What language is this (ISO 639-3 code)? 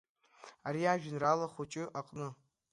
abk